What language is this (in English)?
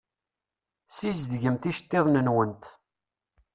Kabyle